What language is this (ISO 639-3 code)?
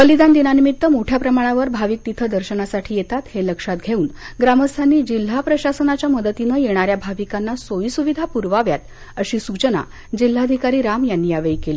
mar